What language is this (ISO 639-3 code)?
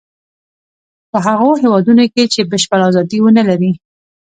pus